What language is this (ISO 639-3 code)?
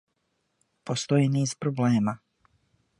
srp